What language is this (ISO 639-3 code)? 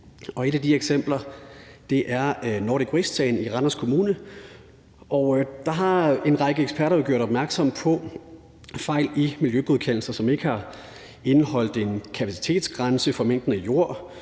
dan